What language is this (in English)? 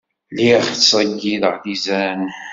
Kabyle